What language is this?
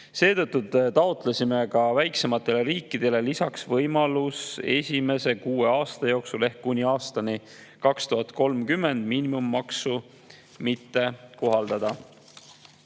Estonian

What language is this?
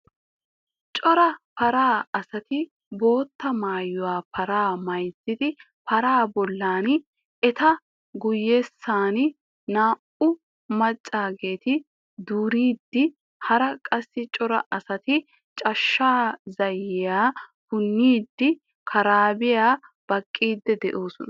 Wolaytta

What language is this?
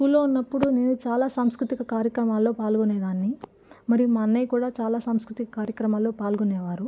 Telugu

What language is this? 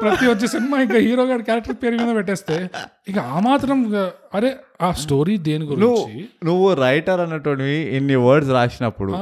Telugu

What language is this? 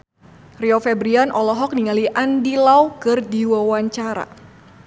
Sundanese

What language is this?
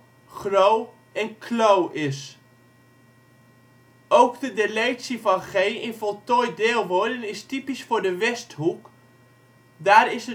Dutch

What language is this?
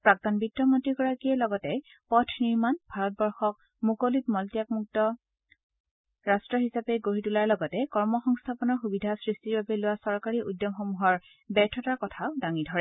Assamese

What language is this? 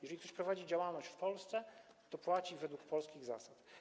Polish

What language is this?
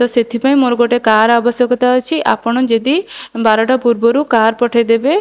Odia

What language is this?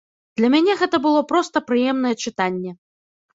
Belarusian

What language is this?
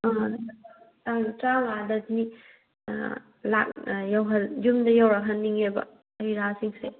Manipuri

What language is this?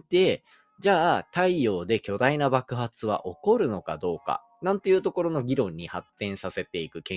Japanese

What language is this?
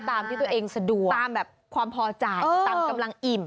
Thai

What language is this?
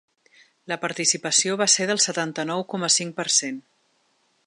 Catalan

